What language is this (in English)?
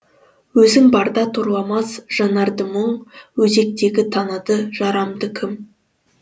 Kazakh